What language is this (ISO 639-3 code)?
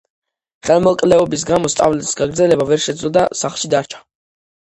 kat